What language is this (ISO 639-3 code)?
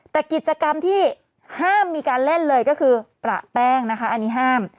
tha